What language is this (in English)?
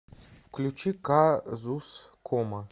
Russian